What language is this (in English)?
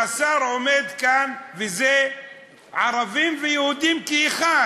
Hebrew